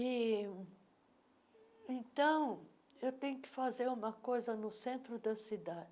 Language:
Portuguese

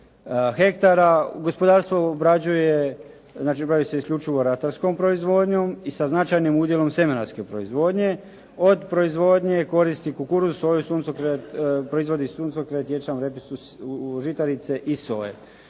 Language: Croatian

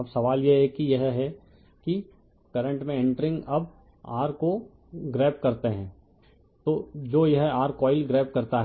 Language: Hindi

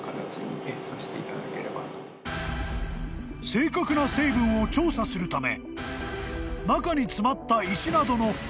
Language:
Japanese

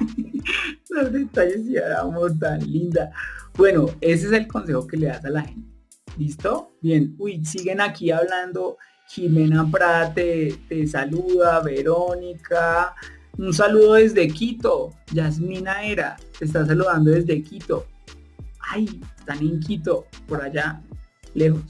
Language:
Spanish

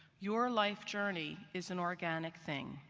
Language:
English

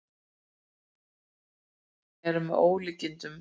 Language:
Icelandic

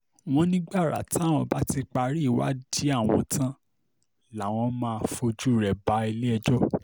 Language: Yoruba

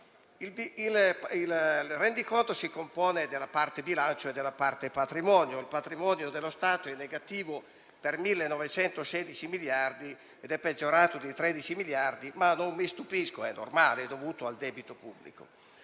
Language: Italian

